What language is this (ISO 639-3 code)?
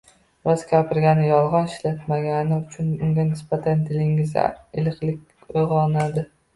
uzb